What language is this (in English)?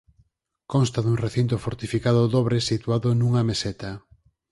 Galician